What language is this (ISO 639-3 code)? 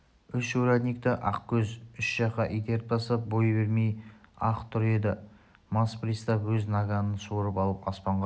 kaz